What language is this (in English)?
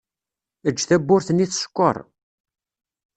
Kabyle